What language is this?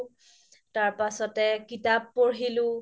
Assamese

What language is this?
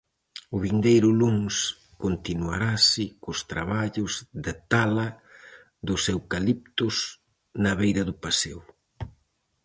Galician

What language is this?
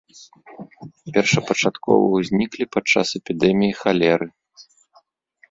Belarusian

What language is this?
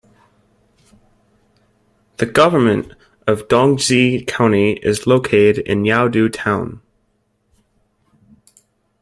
English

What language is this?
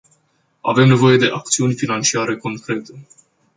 Romanian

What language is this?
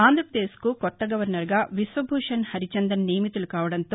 Telugu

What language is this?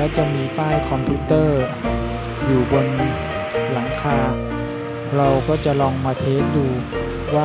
Thai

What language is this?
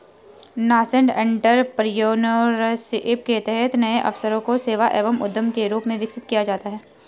Hindi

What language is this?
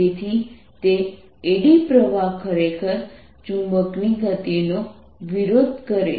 Gujarati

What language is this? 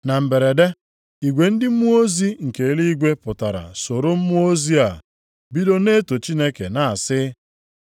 Igbo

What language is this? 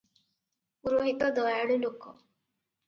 Odia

